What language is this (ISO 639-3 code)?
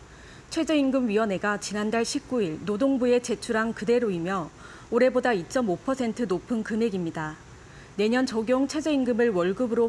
kor